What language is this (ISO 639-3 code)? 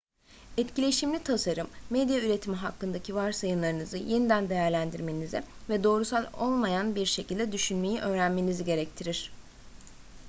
tur